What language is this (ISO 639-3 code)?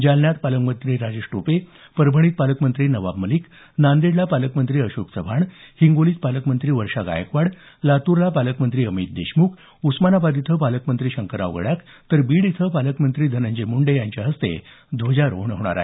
mar